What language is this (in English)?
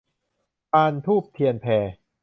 Thai